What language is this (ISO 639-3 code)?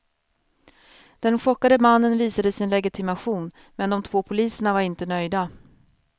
swe